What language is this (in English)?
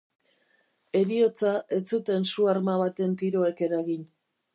Basque